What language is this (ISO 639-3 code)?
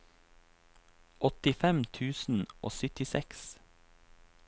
nor